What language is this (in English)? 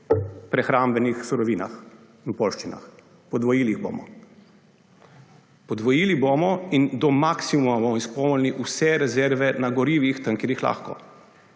Slovenian